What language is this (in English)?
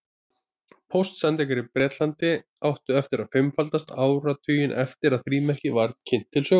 Icelandic